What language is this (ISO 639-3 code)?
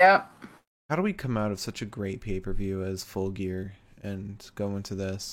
eng